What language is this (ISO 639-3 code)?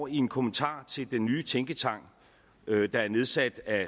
dan